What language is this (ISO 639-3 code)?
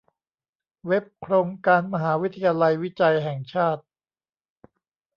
tha